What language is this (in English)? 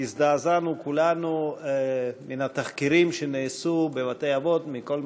Hebrew